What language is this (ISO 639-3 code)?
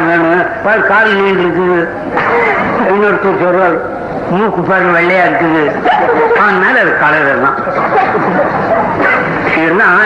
tam